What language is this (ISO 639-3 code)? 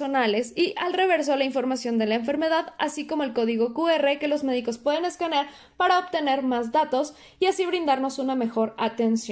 spa